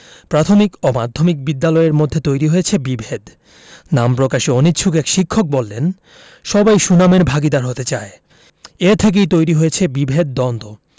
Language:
Bangla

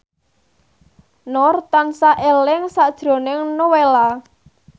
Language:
Javanese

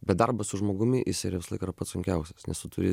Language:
Lithuanian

